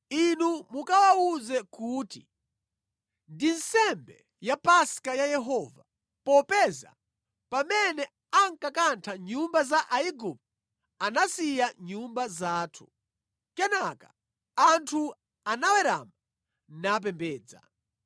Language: Nyanja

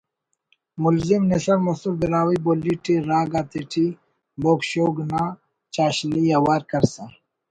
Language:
Brahui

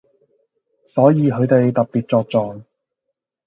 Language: Cantonese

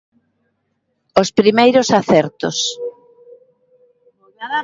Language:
Galician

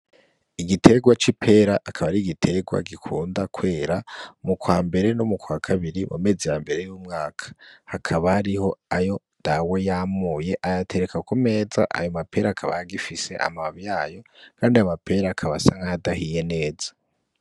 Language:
Rundi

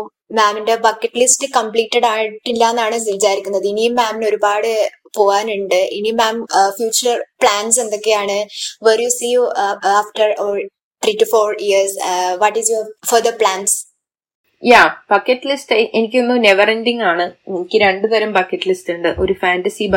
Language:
Malayalam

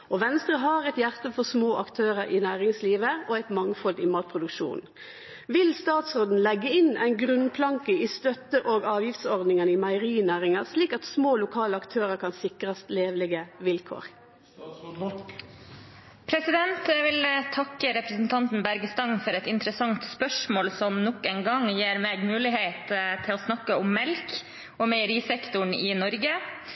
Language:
Norwegian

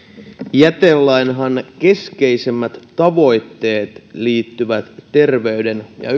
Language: Finnish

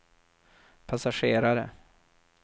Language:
Swedish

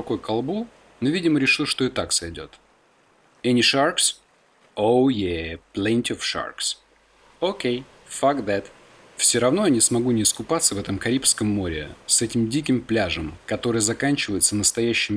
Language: Russian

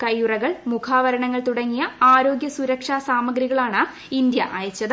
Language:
Malayalam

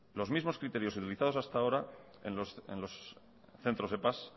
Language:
Spanish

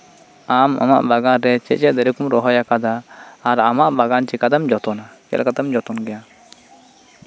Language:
Santali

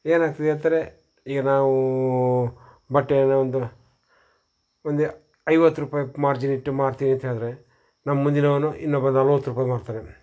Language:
Kannada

